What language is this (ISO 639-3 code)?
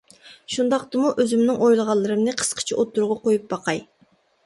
uig